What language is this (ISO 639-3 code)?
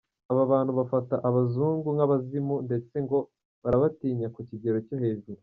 kin